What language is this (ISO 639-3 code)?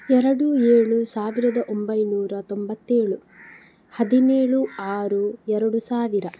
kan